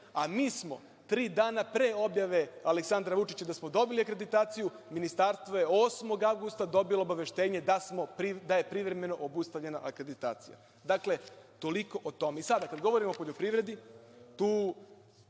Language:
Serbian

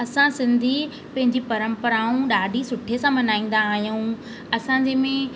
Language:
Sindhi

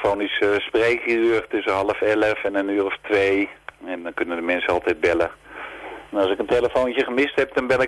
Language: Dutch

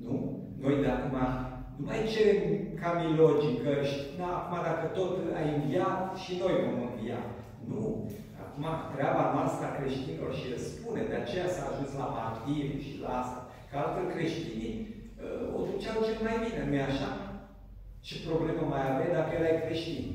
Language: Romanian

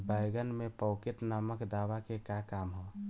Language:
Bhojpuri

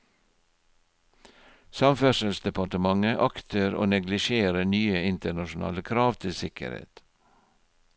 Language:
Norwegian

